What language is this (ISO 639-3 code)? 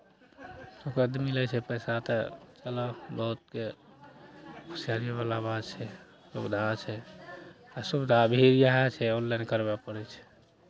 mai